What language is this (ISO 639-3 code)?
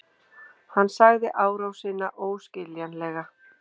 isl